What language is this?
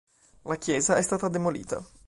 Italian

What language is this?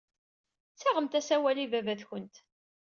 Kabyle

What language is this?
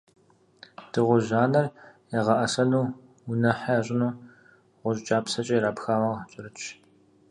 Kabardian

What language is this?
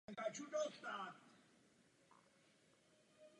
Czech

